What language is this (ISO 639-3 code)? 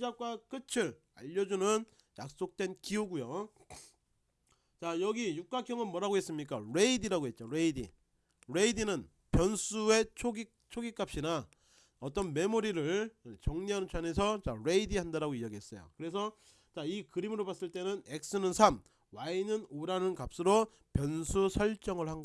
kor